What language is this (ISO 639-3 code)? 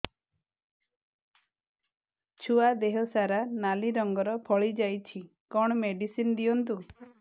ori